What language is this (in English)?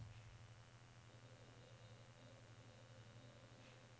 Norwegian